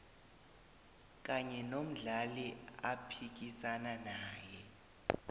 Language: South Ndebele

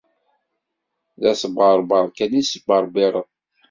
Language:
Kabyle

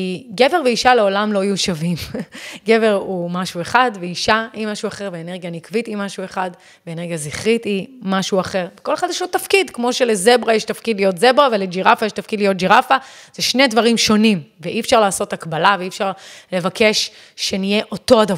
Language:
Hebrew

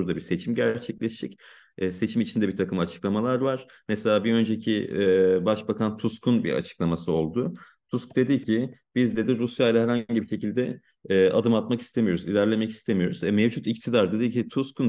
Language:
Turkish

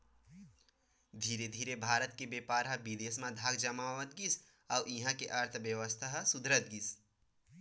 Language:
Chhattisgarhi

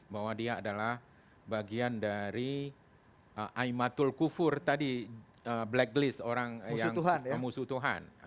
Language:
Indonesian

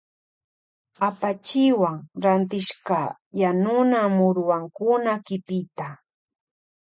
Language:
Loja Highland Quichua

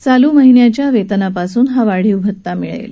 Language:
Marathi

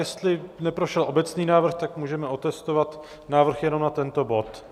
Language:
Czech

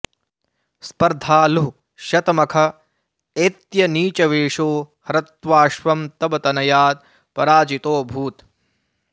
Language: Sanskrit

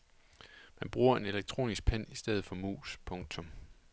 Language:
Danish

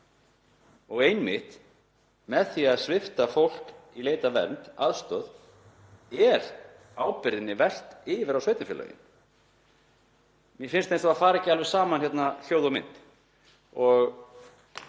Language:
Icelandic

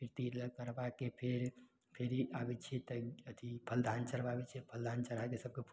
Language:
Maithili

